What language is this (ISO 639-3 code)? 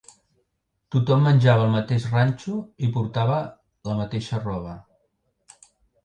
cat